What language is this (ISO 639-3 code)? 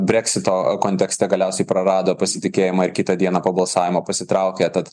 lit